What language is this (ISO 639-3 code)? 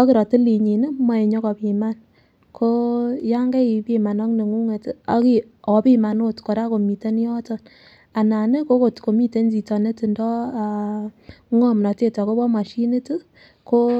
kln